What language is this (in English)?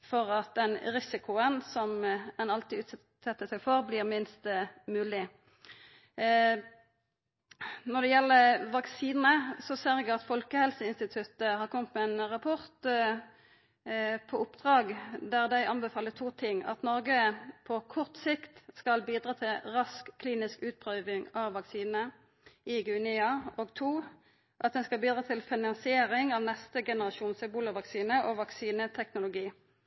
Norwegian Nynorsk